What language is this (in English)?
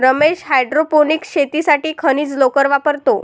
Marathi